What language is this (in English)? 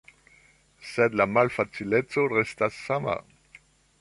Esperanto